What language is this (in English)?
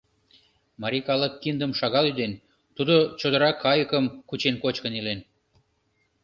Mari